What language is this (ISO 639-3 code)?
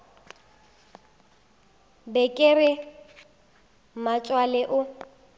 nso